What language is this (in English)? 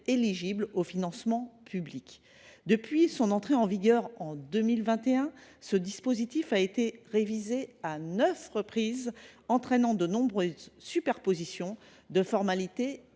French